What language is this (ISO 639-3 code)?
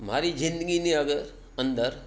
guj